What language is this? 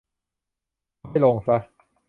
Thai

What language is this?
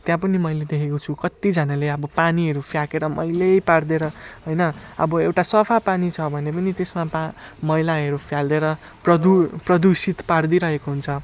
Nepali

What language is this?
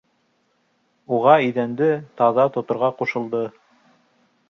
Bashkir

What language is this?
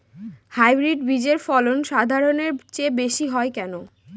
Bangla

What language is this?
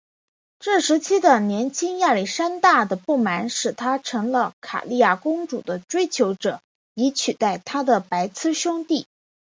Chinese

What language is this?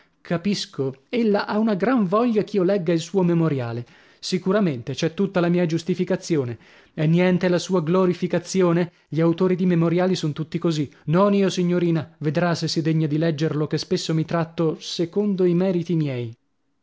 Italian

